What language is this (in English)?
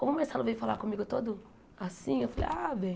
Portuguese